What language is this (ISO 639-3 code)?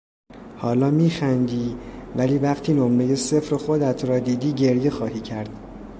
fas